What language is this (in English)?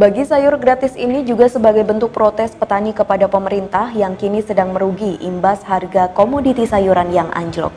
Indonesian